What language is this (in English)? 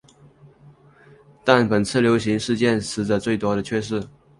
Chinese